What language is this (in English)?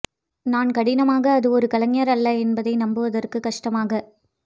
Tamil